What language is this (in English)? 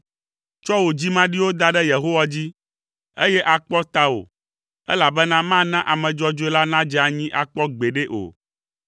Ewe